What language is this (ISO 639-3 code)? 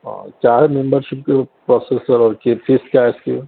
urd